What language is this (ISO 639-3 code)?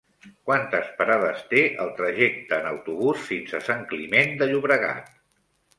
cat